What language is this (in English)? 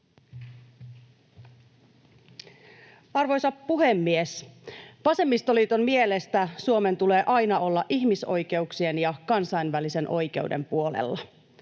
Finnish